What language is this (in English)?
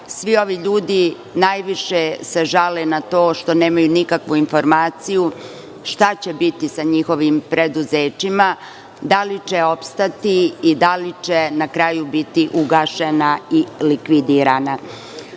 Serbian